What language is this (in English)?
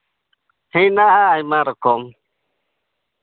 Santali